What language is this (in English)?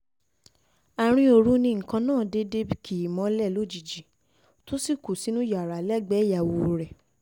Yoruba